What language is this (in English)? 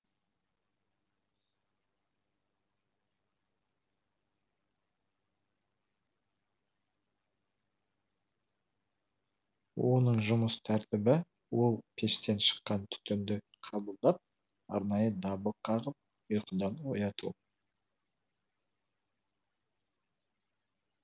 Kazakh